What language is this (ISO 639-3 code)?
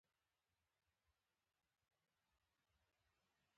pus